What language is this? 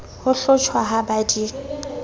Southern Sotho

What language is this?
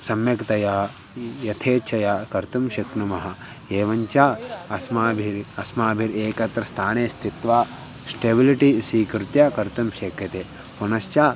Sanskrit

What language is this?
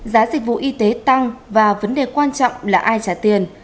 Vietnamese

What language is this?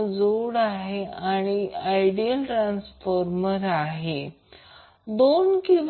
Marathi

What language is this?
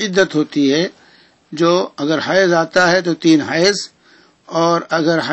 Arabic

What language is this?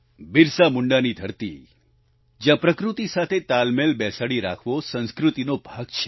Gujarati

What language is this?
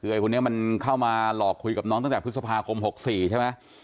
Thai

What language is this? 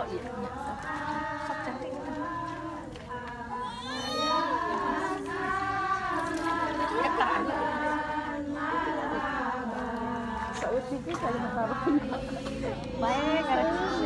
Indonesian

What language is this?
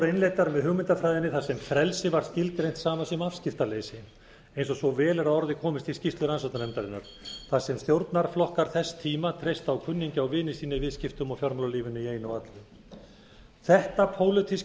Icelandic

